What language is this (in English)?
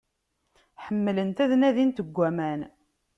Kabyle